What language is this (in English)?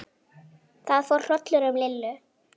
Icelandic